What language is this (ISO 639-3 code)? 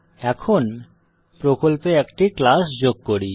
ben